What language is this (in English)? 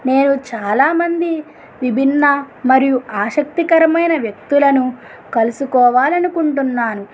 Telugu